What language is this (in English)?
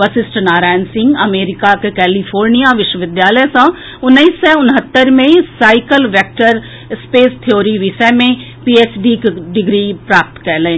Maithili